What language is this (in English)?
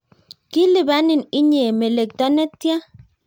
Kalenjin